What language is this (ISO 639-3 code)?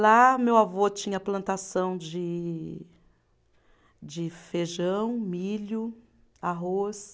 por